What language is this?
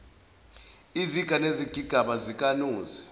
Zulu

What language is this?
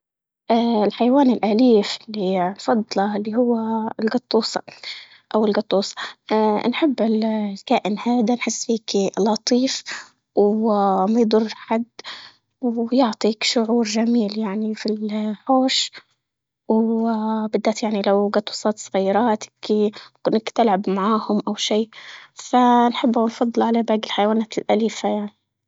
Libyan Arabic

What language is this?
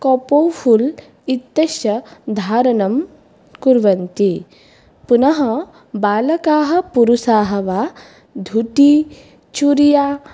Sanskrit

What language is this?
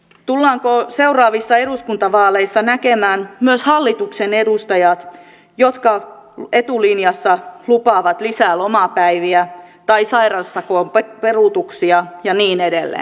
Finnish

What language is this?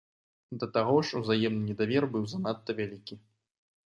Belarusian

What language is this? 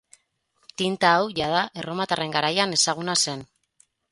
Basque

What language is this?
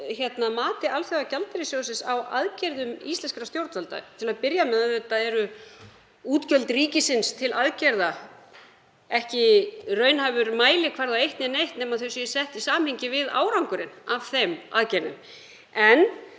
Icelandic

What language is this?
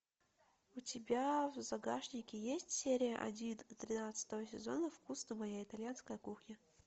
Russian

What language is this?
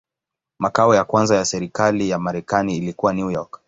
Swahili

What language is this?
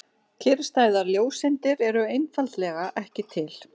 Icelandic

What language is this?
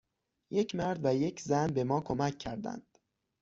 Persian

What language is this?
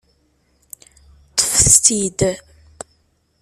Kabyle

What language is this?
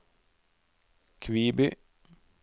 Norwegian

